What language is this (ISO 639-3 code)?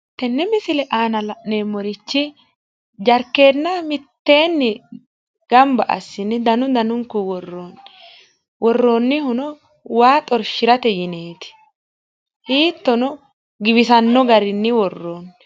sid